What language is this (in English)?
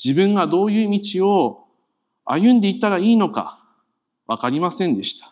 Japanese